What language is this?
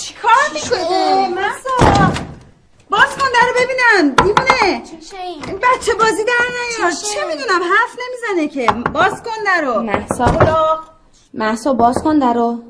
Persian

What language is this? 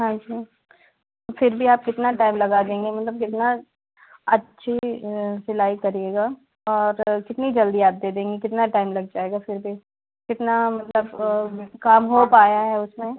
Hindi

